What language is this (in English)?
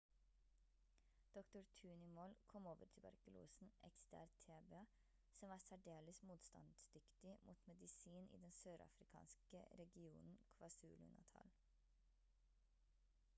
Norwegian Bokmål